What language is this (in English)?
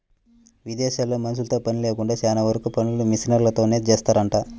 Telugu